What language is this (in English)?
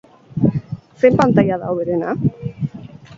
Basque